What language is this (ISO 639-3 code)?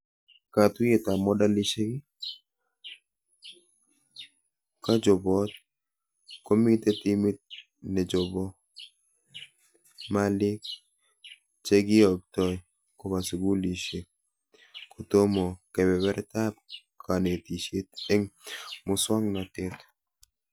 kln